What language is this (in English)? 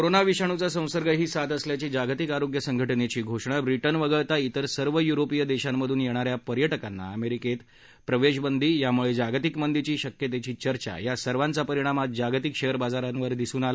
Marathi